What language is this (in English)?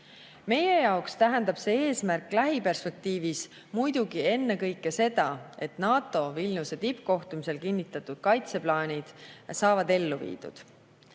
Estonian